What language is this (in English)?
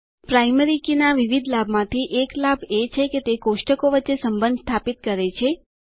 Gujarati